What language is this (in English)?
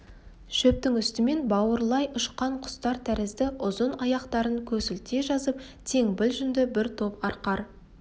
Kazakh